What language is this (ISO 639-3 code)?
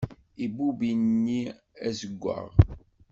kab